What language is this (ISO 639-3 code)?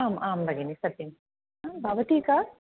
san